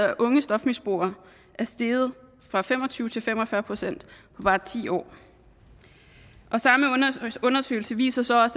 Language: Danish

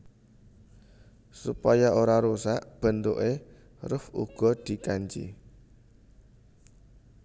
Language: Javanese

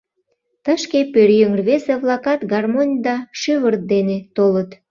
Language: Mari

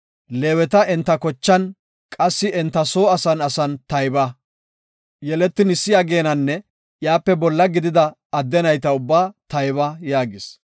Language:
Gofa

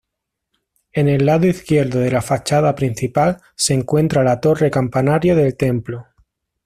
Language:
Spanish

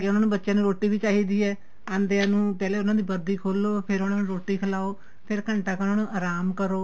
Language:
Punjabi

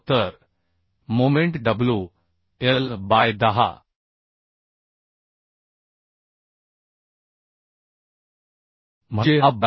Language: Marathi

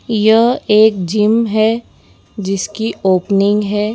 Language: Hindi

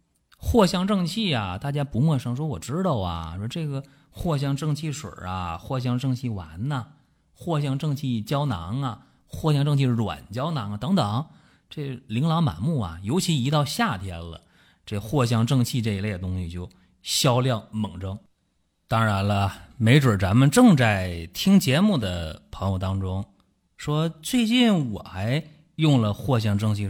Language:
Chinese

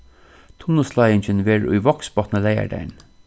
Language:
Faroese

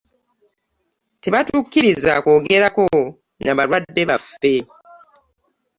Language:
Ganda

